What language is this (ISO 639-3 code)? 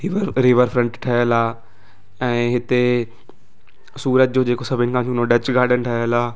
snd